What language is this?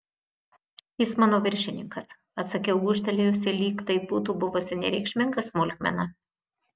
Lithuanian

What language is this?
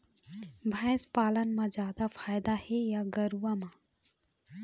Chhattisgarhi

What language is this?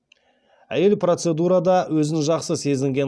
Kazakh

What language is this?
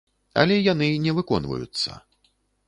Belarusian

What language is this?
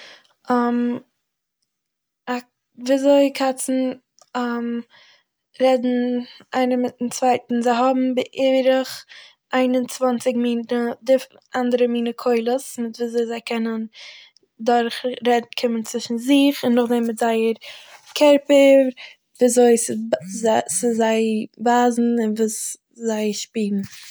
Yiddish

